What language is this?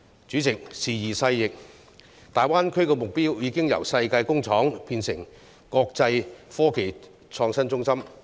Cantonese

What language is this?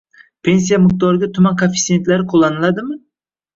Uzbek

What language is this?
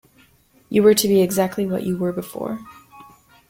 English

